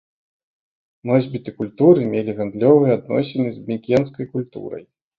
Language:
Belarusian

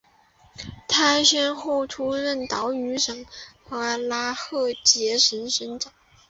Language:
Chinese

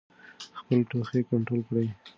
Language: Pashto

